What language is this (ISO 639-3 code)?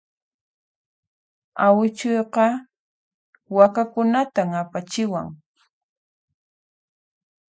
qxp